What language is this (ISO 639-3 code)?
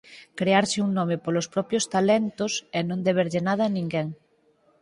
glg